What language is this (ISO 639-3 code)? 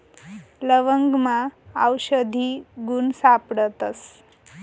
mar